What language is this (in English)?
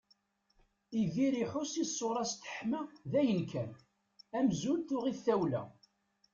Kabyle